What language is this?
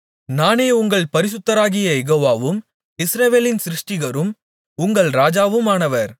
Tamil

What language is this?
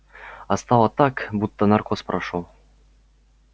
Russian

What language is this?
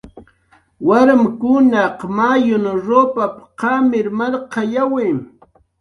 Jaqaru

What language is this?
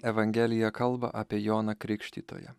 Lithuanian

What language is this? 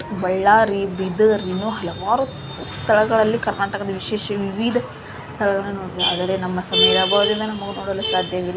Kannada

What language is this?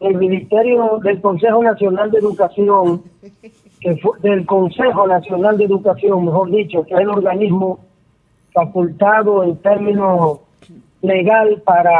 Spanish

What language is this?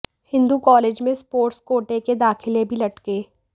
Hindi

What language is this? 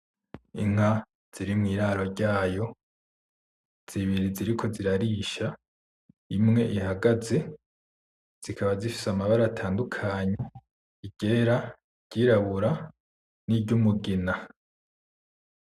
Rundi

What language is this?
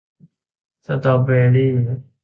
Thai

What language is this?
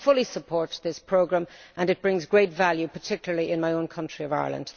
English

